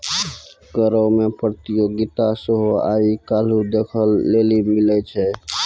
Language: Maithili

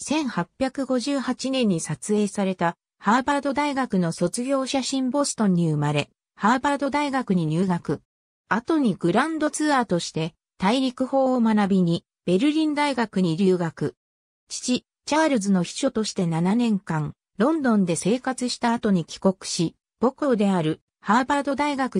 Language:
Japanese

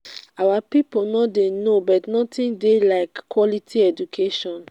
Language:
Nigerian Pidgin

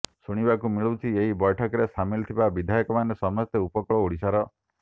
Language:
Odia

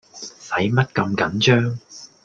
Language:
Cantonese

